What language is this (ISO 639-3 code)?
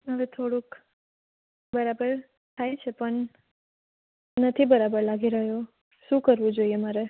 guj